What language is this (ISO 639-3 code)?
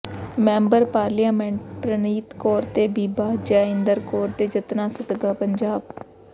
pan